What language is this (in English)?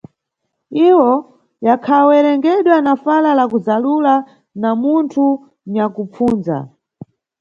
Nyungwe